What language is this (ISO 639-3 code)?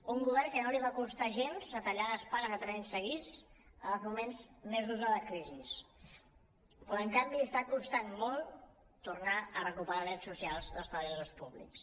cat